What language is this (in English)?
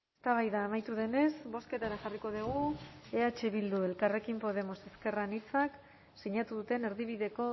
Basque